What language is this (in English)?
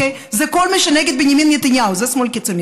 Hebrew